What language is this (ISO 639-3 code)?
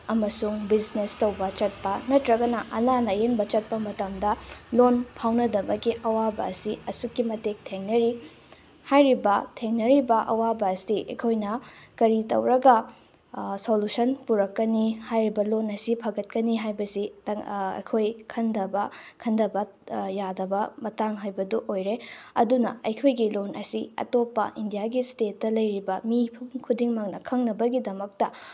mni